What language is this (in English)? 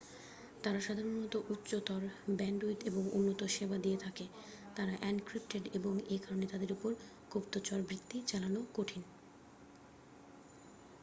Bangla